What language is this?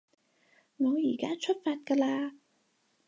Cantonese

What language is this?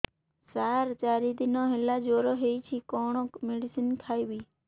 Odia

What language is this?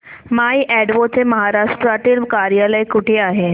Marathi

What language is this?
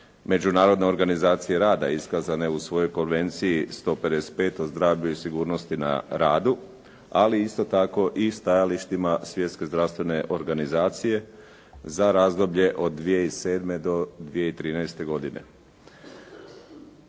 Croatian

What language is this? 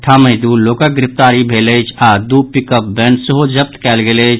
Maithili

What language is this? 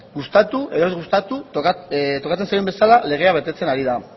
Basque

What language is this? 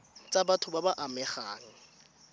Tswana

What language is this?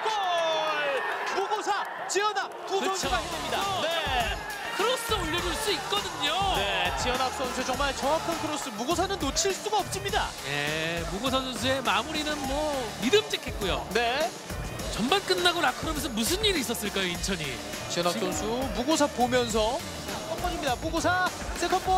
Korean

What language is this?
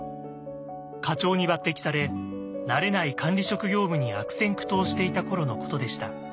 Japanese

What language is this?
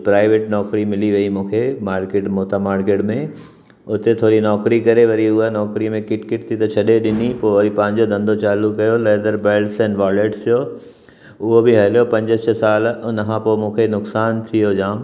Sindhi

